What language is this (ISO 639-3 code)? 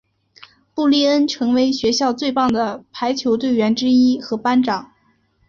zho